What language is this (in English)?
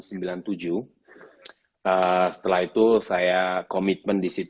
Indonesian